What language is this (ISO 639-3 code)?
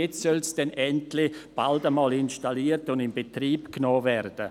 gsw